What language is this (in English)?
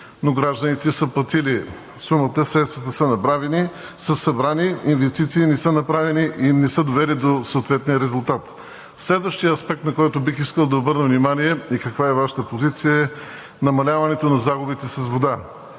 Bulgarian